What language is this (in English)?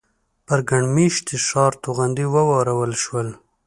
Pashto